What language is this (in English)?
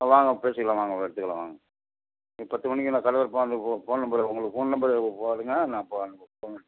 Tamil